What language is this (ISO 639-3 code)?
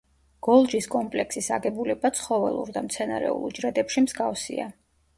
kat